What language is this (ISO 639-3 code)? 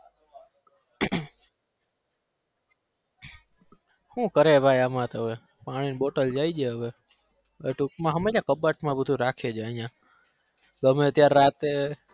guj